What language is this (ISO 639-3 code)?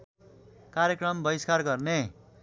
nep